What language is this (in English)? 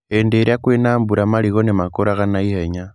Kikuyu